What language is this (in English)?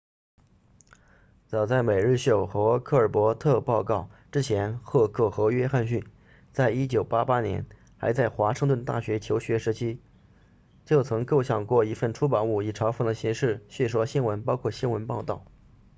Chinese